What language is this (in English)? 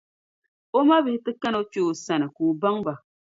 Dagbani